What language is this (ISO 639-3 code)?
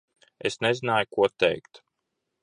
lav